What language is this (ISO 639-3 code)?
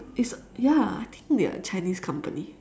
eng